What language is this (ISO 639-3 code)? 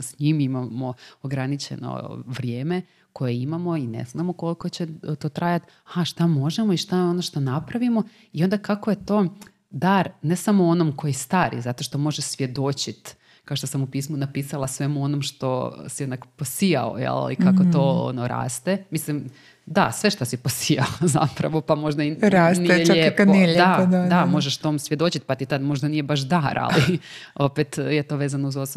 hrv